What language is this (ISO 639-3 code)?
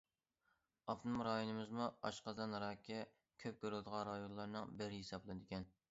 uig